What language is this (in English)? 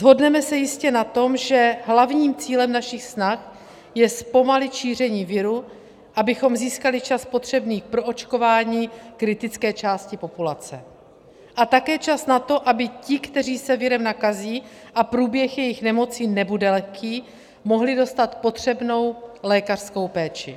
Czech